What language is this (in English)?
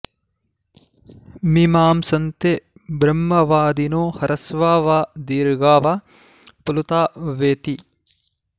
Sanskrit